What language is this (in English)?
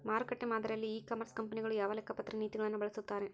Kannada